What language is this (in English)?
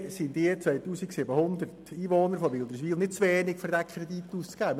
Swiss German